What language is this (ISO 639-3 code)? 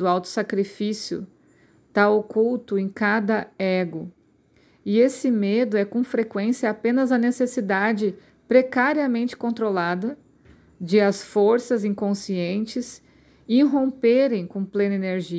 por